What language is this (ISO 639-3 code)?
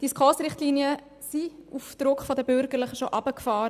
gsw